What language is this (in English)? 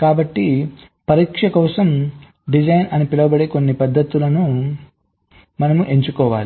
Telugu